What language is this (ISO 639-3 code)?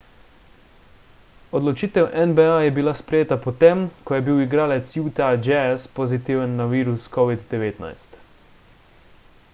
slv